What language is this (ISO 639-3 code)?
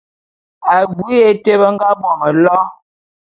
bum